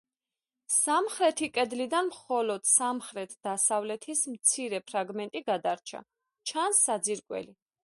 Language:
Georgian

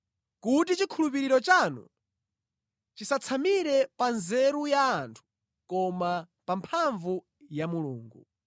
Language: Nyanja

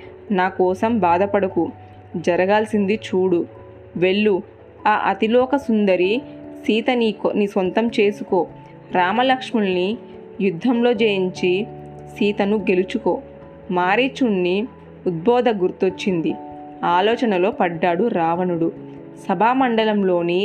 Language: Telugu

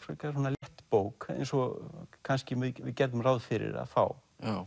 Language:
Icelandic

